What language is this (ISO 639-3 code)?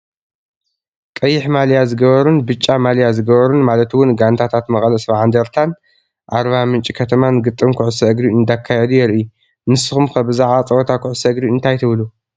tir